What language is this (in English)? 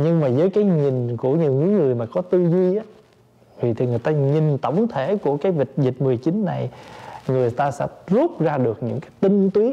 Vietnamese